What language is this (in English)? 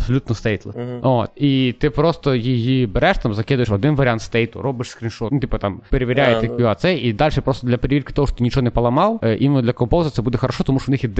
Ukrainian